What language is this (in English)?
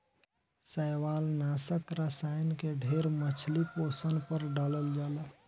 Bhojpuri